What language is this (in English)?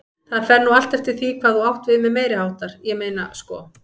Icelandic